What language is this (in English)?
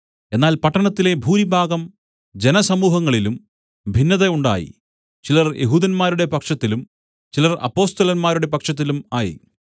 Malayalam